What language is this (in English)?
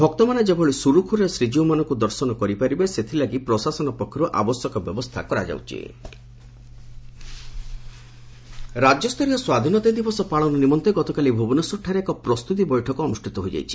Odia